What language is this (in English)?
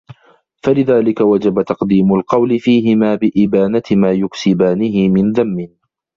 Arabic